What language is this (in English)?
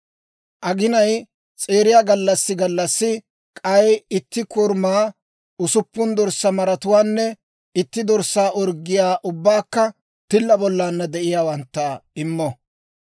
Dawro